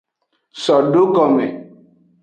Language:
Aja (Benin)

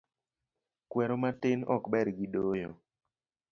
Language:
Luo (Kenya and Tanzania)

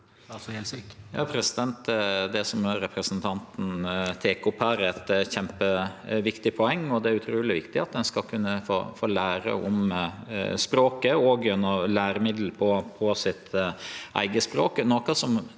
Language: Norwegian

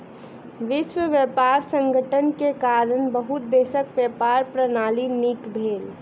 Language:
Maithili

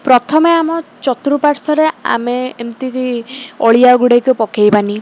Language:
Odia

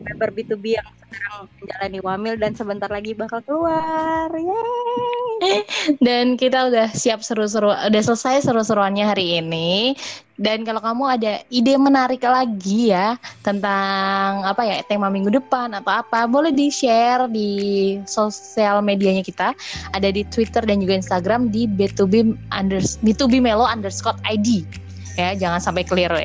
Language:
Indonesian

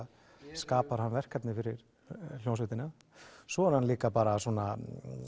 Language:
Icelandic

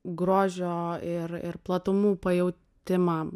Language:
Lithuanian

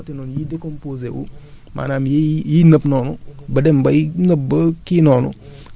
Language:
Wolof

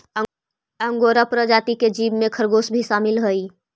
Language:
Magahi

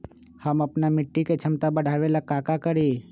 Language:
Magahi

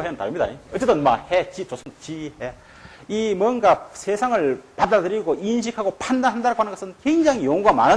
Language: Korean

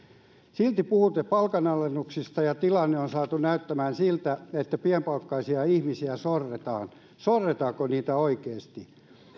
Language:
Finnish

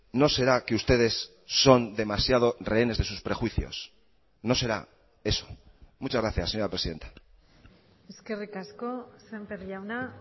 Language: Spanish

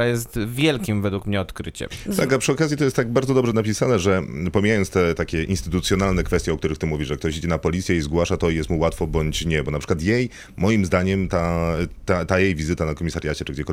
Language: Polish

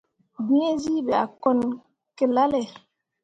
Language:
Mundang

